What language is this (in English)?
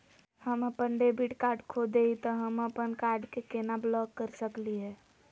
Magahi